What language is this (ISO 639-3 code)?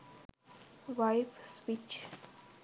sin